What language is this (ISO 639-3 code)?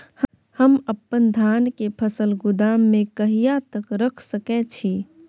mai